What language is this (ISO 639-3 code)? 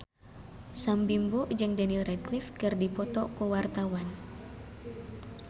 sun